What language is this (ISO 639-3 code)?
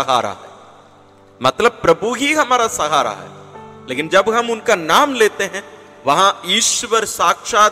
hin